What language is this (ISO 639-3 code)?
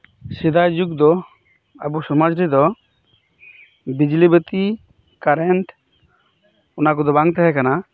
sat